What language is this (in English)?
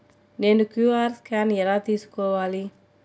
Telugu